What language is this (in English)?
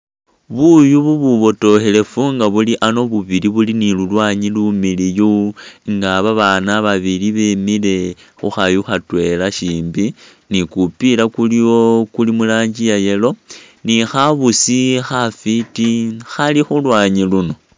Masaaba